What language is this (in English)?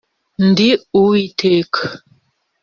Kinyarwanda